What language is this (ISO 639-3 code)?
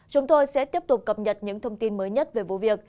vie